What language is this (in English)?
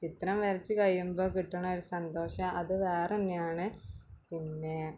Malayalam